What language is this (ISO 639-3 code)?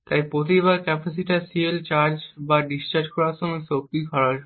ben